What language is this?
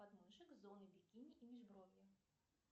Russian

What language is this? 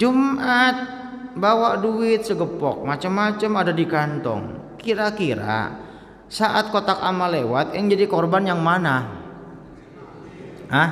Indonesian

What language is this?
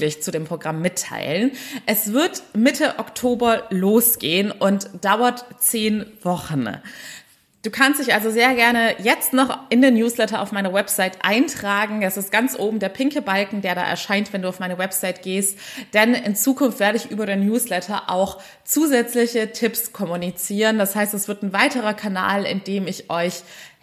German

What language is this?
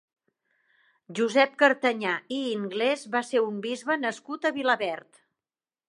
Catalan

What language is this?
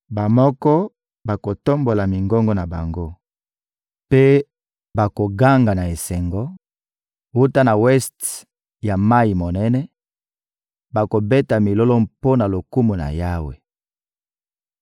Lingala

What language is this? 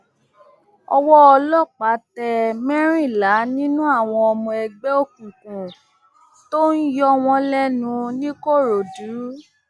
Yoruba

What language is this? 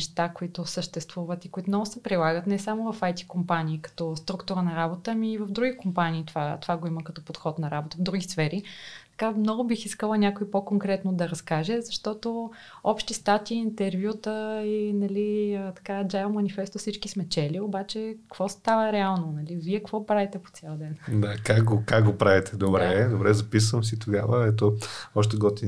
Bulgarian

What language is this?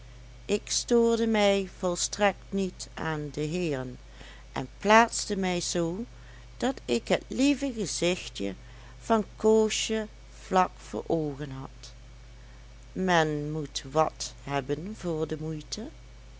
Dutch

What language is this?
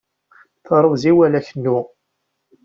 Kabyle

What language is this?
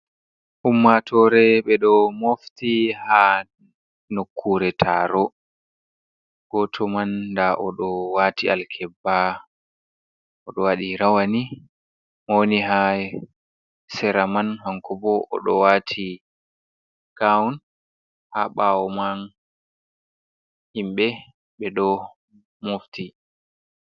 Fula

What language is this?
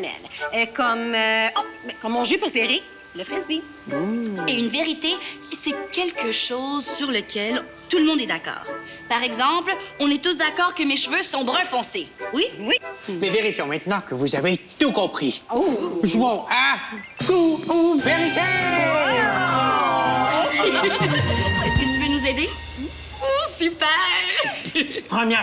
French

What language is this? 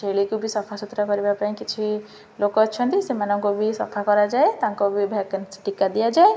Odia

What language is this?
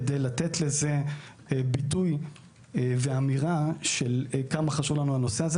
Hebrew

